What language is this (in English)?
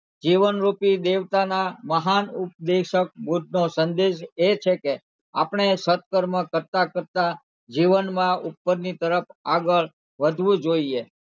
Gujarati